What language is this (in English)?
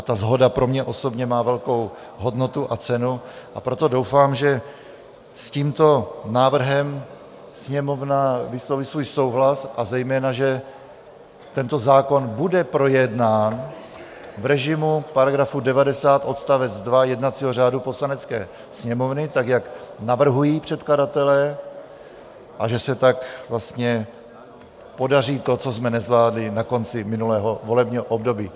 Czech